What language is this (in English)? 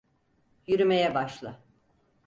Turkish